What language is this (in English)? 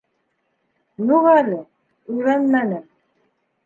Bashkir